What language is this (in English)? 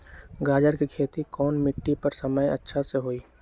Magahi